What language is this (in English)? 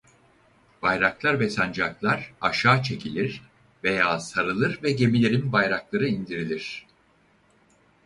Turkish